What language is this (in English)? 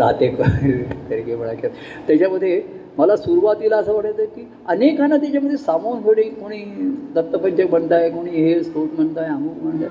Marathi